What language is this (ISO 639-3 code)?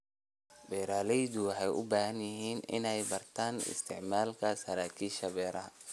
som